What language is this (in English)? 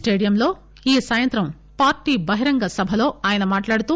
Telugu